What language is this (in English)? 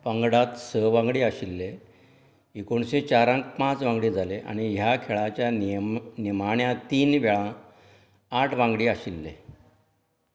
Konkani